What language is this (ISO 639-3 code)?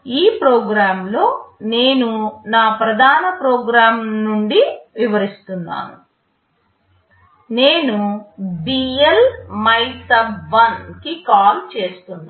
tel